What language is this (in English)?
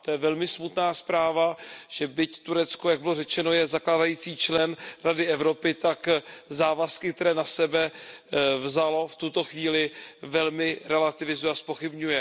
Czech